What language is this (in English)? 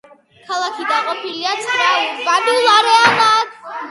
Georgian